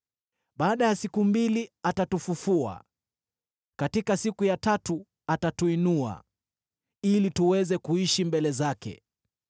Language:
Swahili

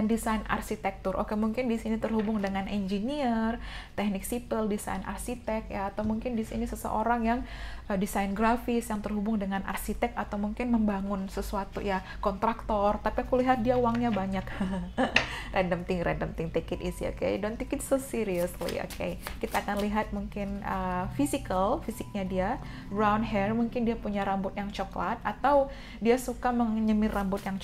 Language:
Indonesian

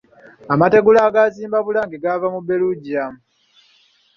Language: Ganda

